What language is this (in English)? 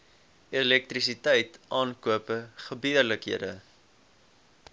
Afrikaans